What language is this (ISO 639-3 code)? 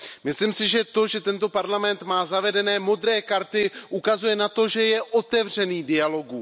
ces